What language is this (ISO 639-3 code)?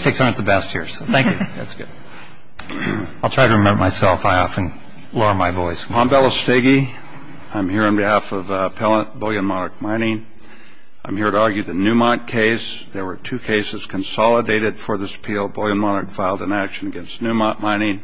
eng